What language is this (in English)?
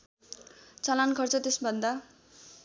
Nepali